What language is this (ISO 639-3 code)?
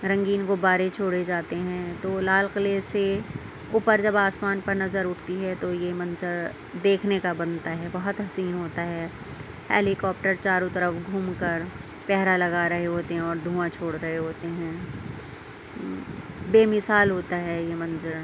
urd